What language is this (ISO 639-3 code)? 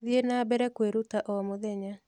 kik